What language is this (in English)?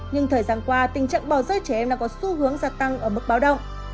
Vietnamese